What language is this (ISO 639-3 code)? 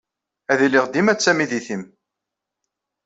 kab